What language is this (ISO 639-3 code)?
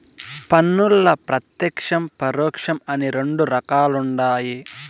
tel